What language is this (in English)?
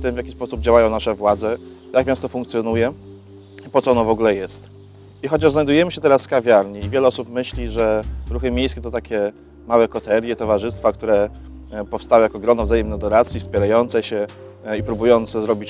Polish